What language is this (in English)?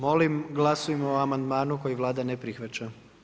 Croatian